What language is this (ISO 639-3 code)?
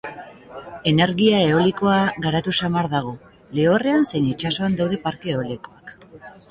eus